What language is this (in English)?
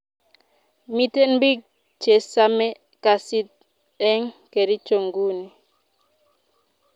Kalenjin